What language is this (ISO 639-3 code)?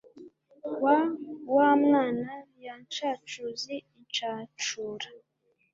kin